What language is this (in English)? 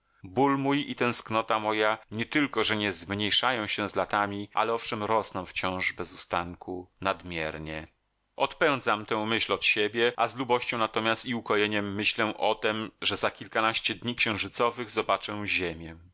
Polish